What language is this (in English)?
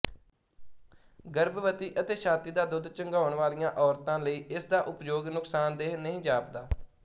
Punjabi